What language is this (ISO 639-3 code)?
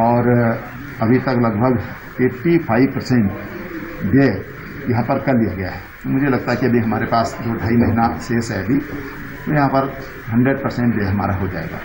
hin